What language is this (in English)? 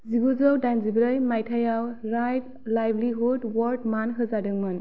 Bodo